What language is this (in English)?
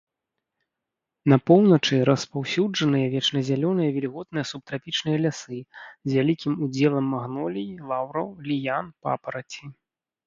Belarusian